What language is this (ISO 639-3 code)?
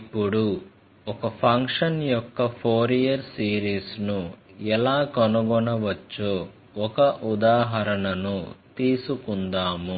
tel